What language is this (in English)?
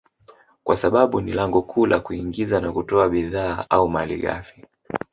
Swahili